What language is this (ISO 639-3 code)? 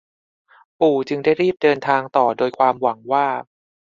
tha